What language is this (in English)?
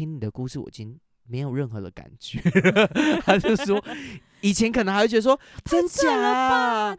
Chinese